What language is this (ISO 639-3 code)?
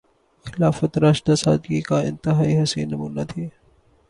urd